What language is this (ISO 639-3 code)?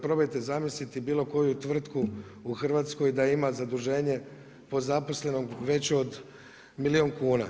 hrv